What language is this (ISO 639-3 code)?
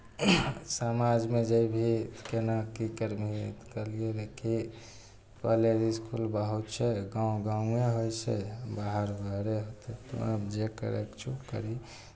mai